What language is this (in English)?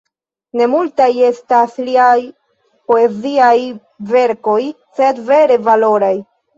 Esperanto